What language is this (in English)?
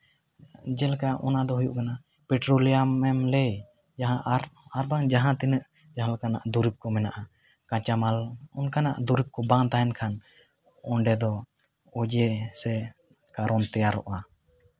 Santali